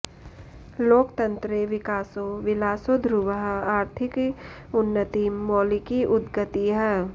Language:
Sanskrit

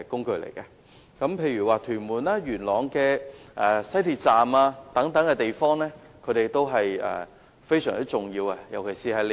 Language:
Cantonese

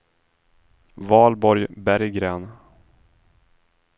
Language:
Swedish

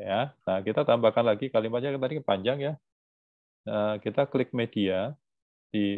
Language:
Indonesian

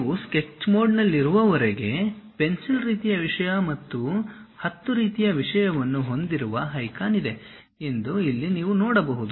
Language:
Kannada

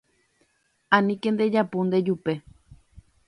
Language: Guarani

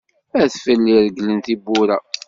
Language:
Kabyle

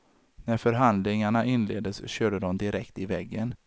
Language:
Swedish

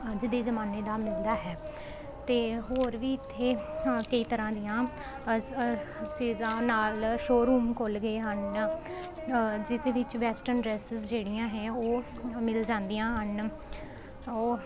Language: Punjabi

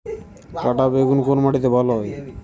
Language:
Bangla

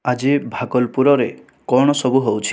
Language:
Odia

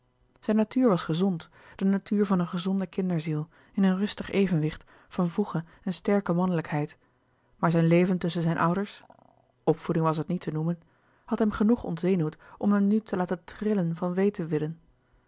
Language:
Dutch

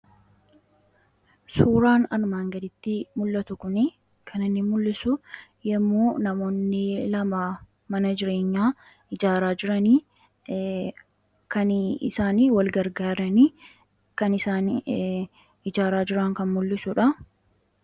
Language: Oromo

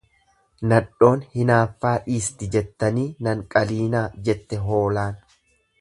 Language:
Oromo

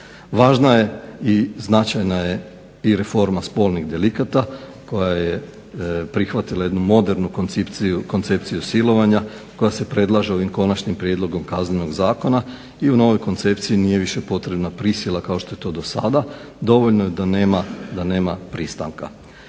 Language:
Croatian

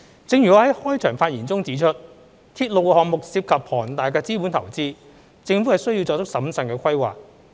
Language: Cantonese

